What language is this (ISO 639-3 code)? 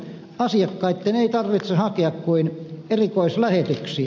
fin